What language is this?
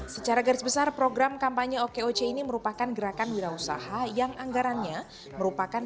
Indonesian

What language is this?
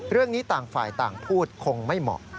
Thai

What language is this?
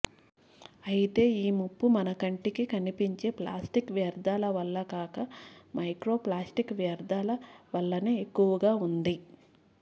Telugu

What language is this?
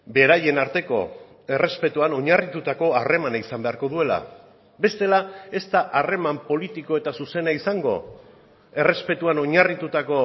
Basque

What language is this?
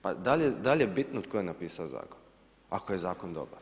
Croatian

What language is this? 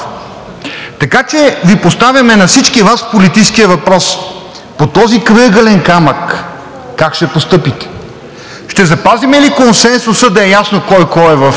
Bulgarian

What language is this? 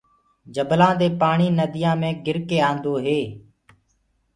Gurgula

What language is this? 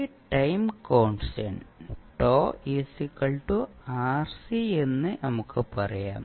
Malayalam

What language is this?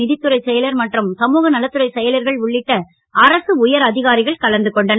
Tamil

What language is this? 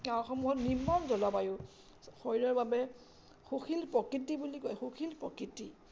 Assamese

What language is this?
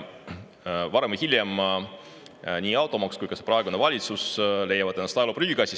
Estonian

